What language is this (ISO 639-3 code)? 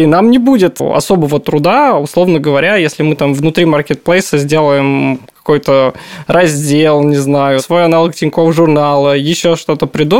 rus